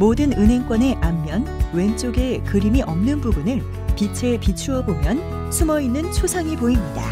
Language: Korean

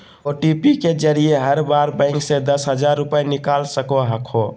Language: Magahi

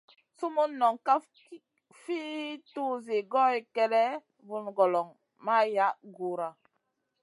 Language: Masana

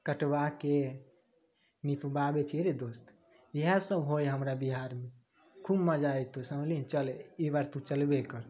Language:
Maithili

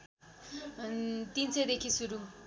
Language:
Nepali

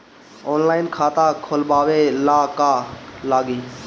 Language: Bhojpuri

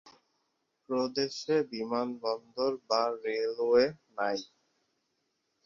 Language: Bangla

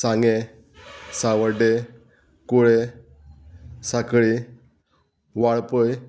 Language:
Konkani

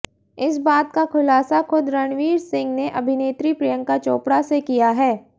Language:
Hindi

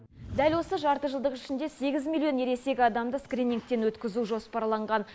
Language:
Kazakh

